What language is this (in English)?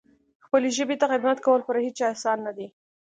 Pashto